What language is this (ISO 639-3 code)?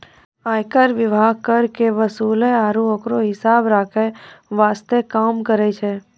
mai